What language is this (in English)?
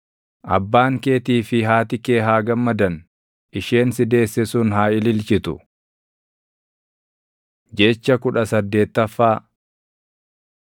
Oromo